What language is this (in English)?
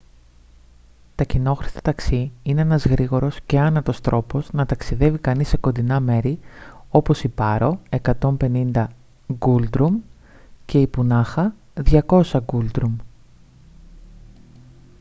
Greek